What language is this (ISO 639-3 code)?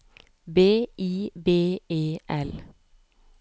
nor